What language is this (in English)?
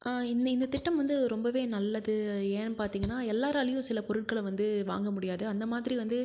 Tamil